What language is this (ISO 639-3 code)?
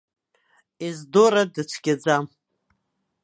abk